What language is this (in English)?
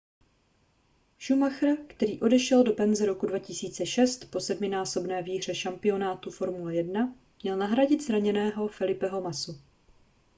Czech